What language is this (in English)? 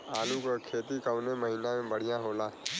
Bhojpuri